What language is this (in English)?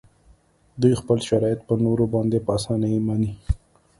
Pashto